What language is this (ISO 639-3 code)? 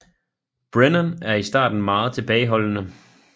dan